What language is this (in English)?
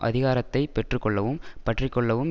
Tamil